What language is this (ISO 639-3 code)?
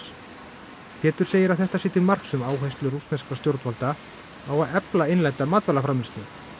isl